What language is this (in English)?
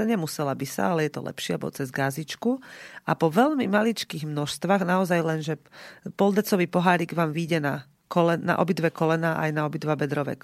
Slovak